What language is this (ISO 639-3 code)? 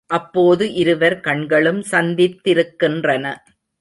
tam